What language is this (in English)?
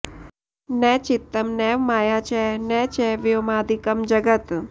Sanskrit